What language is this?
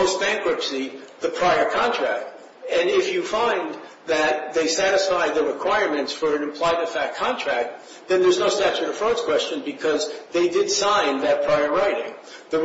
English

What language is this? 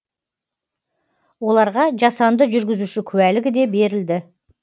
Kazakh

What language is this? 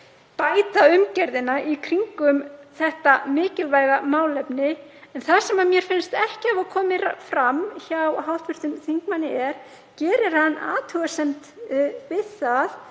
Icelandic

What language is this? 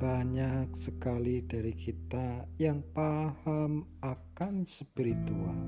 Indonesian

